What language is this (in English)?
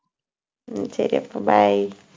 Tamil